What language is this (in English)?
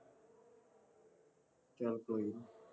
Punjabi